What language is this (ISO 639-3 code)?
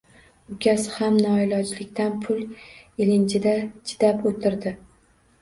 uzb